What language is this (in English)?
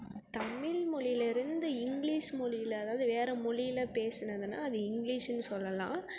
Tamil